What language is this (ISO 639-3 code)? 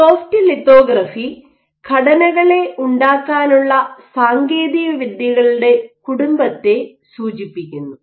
mal